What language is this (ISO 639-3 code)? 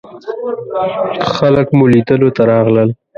pus